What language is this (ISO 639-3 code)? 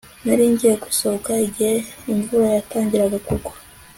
kin